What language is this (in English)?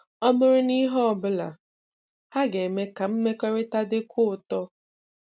Igbo